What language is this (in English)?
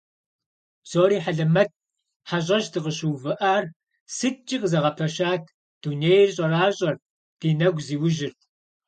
Kabardian